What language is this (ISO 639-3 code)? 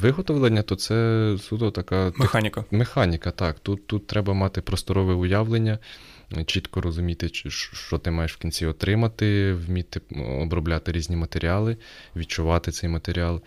ukr